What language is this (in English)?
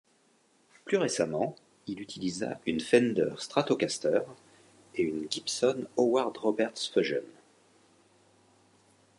French